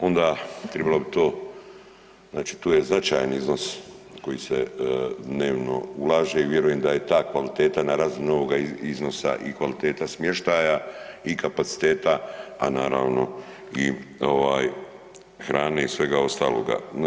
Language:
Croatian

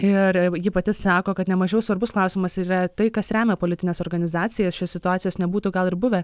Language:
Lithuanian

